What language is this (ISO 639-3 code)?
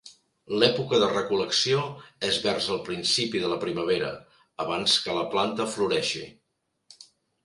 cat